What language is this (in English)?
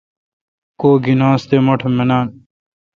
Kalkoti